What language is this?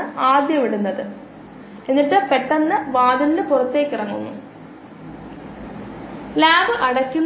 Malayalam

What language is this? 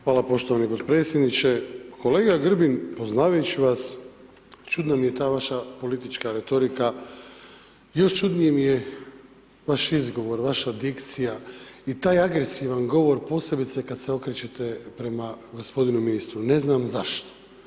Croatian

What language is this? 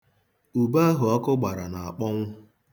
Igbo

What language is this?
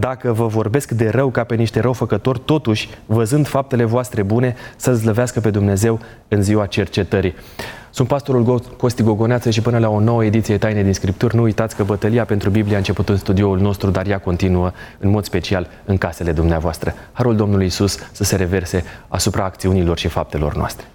Romanian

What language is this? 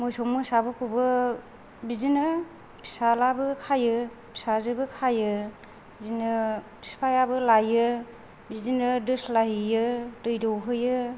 Bodo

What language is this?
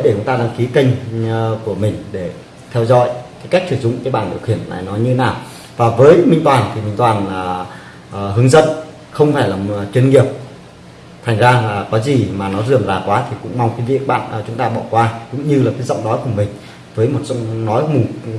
Vietnamese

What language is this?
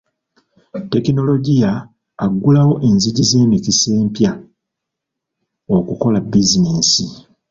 Ganda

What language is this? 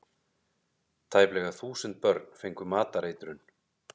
Icelandic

